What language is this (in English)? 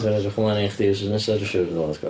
Welsh